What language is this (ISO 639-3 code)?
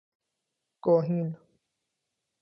fas